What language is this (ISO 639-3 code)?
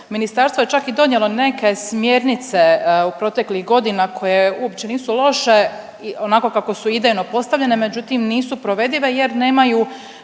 hrv